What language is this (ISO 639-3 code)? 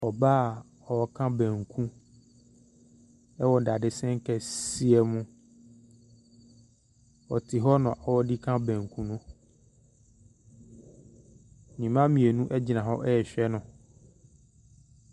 aka